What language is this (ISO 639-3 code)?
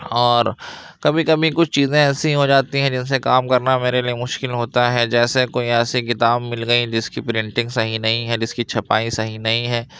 urd